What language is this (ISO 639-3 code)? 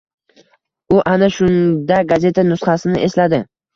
uzb